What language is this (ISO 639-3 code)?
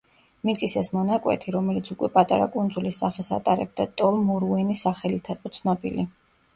kat